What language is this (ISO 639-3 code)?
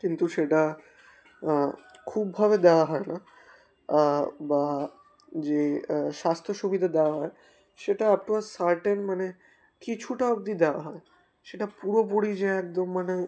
ben